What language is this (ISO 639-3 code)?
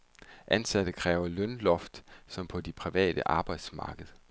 dan